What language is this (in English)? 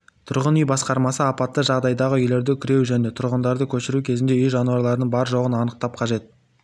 Kazakh